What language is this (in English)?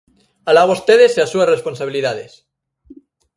Galician